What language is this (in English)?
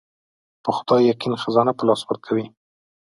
Pashto